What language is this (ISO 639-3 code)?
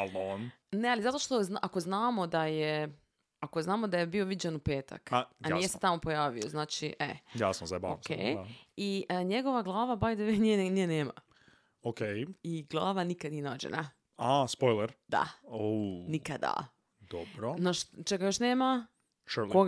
hrv